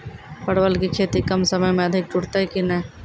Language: Maithili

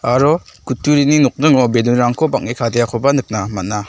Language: Garo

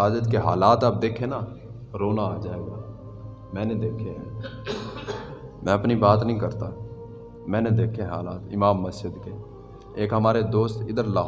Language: Urdu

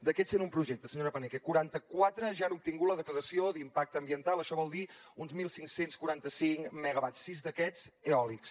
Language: Catalan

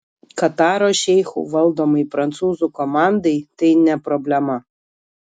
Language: Lithuanian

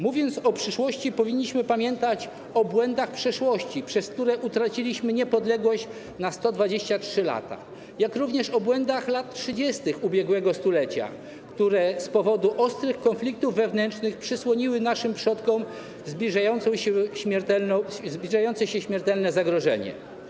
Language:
Polish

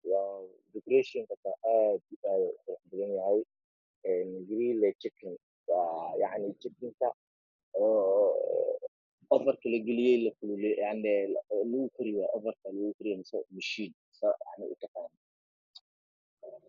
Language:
Somali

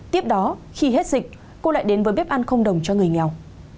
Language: Vietnamese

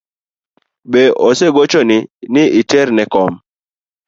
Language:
Luo (Kenya and Tanzania)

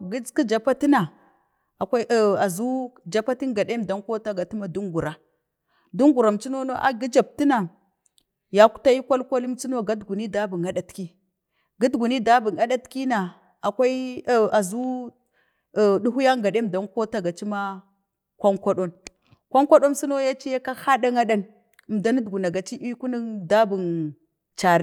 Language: Bade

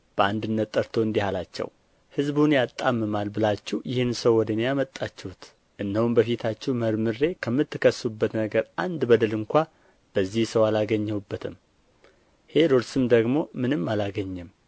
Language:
Amharic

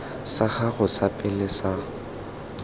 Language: Tswana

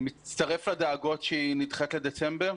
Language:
Hebrew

